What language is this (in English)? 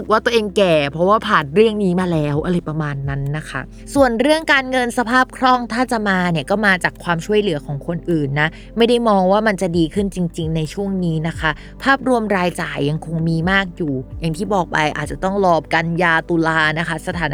Thai